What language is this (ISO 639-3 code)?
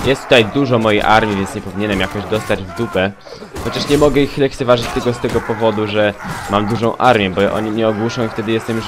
pol